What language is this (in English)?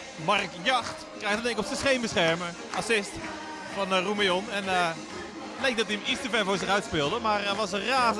Dutch